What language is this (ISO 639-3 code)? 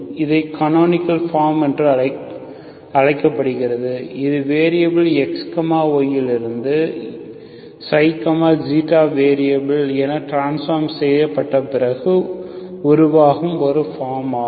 tam